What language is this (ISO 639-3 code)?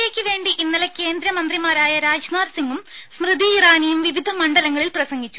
mal